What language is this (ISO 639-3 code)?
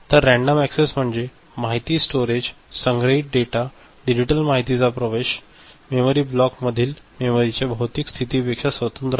mar